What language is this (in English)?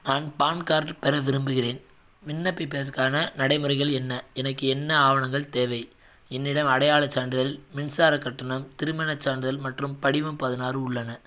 Tamil